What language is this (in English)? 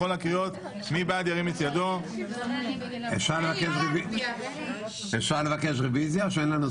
Hebrew